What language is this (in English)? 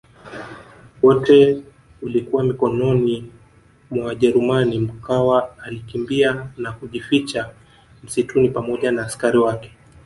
Swahili